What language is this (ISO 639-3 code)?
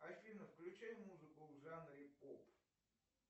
rus